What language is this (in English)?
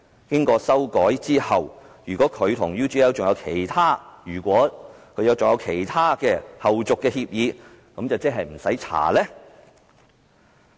Cantonese